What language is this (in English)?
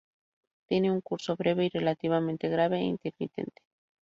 Spanish